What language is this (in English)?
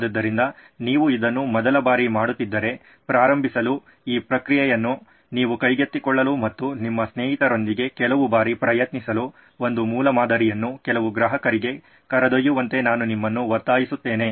Kannada